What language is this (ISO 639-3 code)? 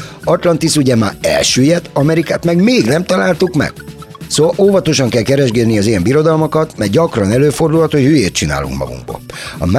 hun